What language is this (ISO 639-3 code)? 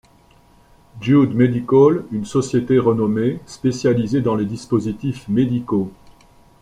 fra